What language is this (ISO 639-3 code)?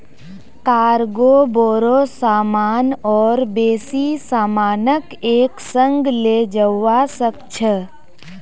mag